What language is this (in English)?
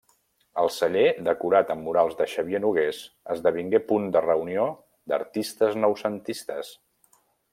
Catalan